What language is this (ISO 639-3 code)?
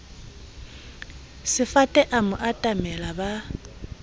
sot